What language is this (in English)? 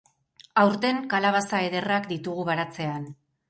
Basque